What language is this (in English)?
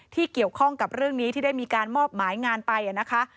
Thai